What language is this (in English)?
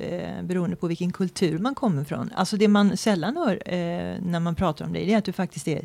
Swedish